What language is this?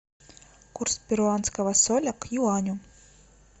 Russian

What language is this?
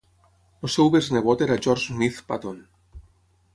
Catalan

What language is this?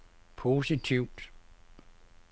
Danish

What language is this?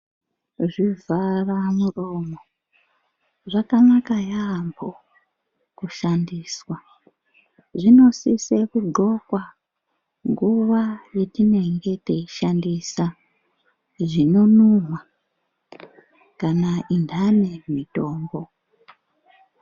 Ndau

